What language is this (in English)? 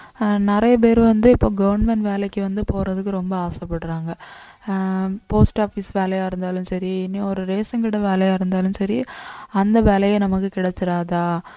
Tamil